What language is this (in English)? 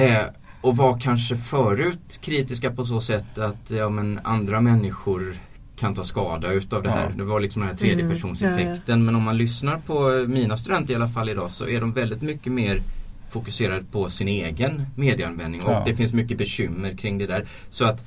Swedish